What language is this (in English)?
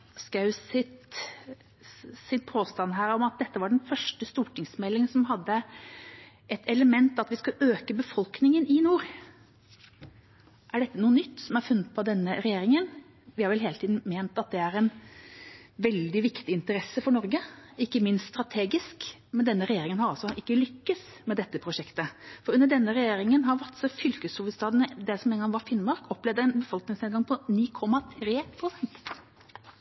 Norwegian Bokmål